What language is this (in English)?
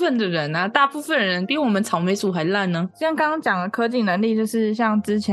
Chinese